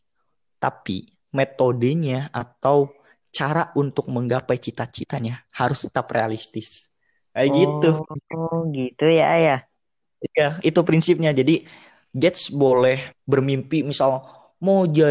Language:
Indonesian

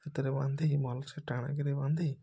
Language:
Odia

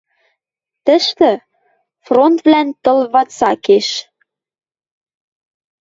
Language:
Western Mari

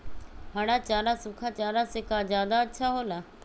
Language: Magahi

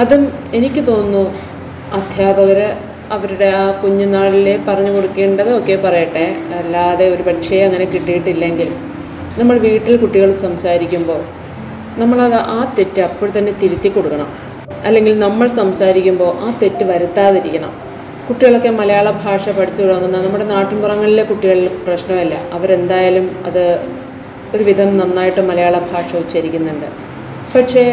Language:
Malayalam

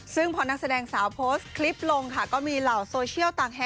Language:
Thai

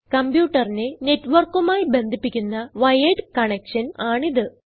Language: Malayalam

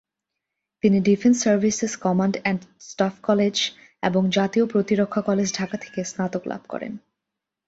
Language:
Bangla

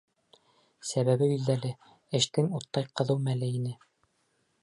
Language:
Bashkir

